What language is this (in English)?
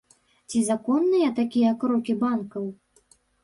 Belarusian